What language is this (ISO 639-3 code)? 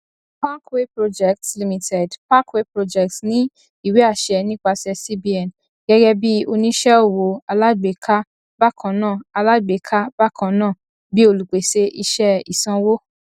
yor